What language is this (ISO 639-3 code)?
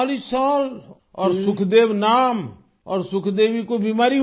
urd